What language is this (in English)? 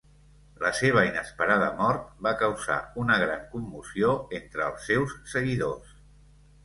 Catalan